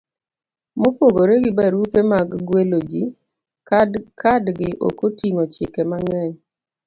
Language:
Luo (Kenya and Tanzania)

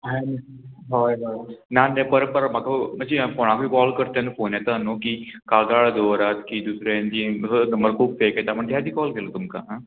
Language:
Konkani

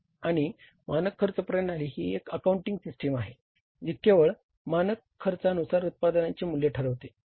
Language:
Marathi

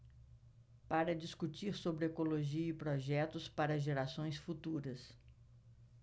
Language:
Portuguese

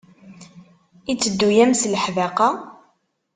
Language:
Kabyle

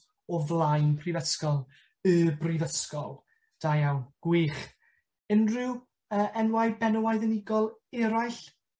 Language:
Welsh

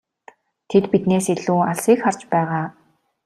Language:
Mongolian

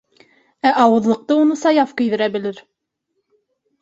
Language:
Bashkir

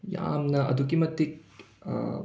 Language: Manipuri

